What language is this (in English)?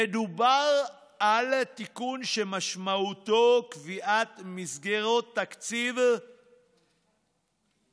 Hebrew